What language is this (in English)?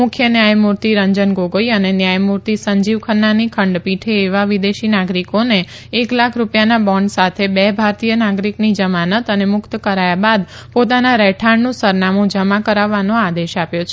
Gujarati